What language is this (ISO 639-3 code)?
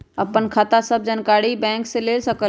mag